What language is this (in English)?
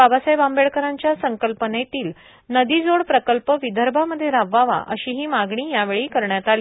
Marathi